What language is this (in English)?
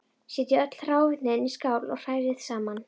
Icelandic